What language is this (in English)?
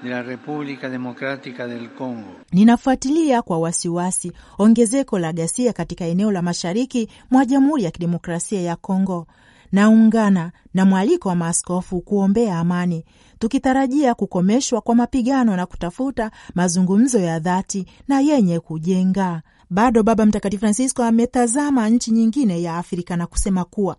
Swahili